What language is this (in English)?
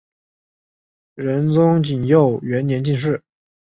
Chinese